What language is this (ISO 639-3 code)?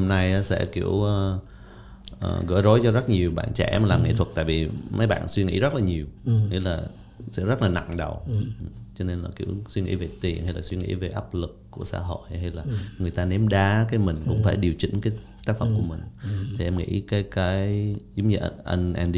vie